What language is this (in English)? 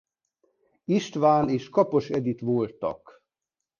Hungarian